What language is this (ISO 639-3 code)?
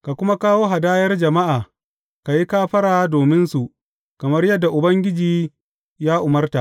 hau